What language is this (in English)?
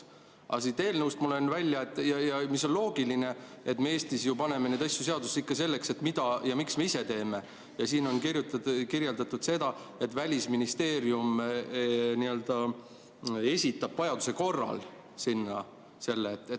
Estonian